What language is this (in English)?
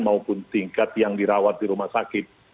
Indonesian